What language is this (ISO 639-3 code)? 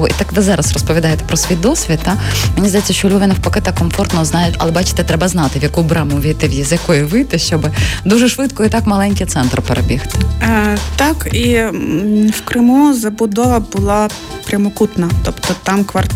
ukr